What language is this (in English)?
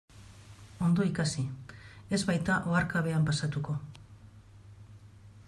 Basque